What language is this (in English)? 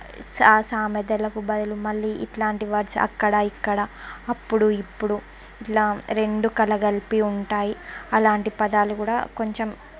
Telugu